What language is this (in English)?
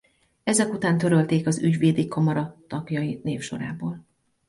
Hungarian